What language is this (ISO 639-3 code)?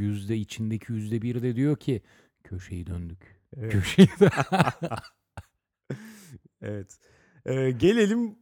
tur